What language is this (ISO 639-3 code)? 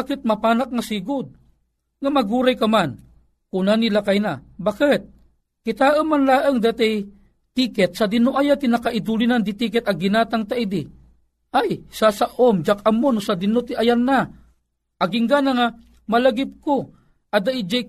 fil